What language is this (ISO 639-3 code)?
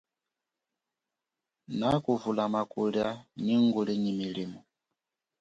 cjk